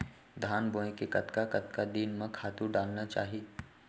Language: Chhattisgarhi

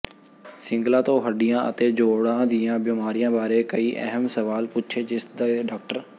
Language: Punjabi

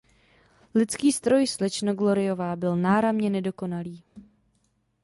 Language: Czech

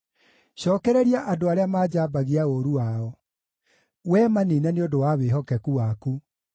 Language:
Kikuyu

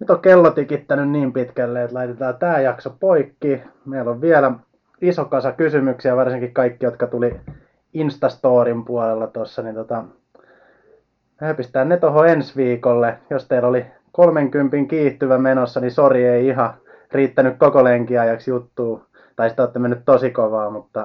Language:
Finnish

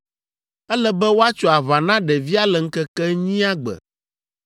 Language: Ewe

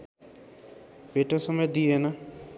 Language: Nepali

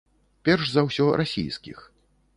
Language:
Belarusian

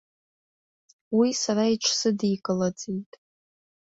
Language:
Abkhazian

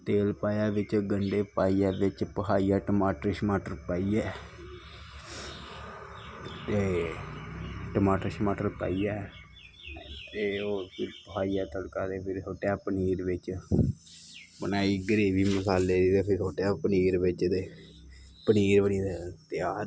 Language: Dogri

